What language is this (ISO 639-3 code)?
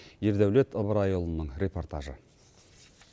kaz